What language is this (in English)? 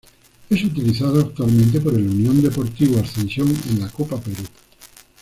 Spanish